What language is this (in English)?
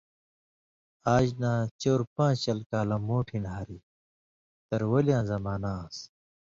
Indus Kohistani